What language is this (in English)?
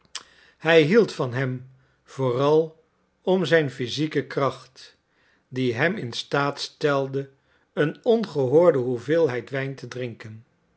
Dutch